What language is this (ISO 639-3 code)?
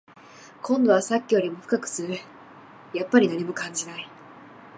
jpn